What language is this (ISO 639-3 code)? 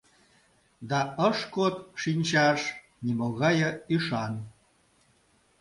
chm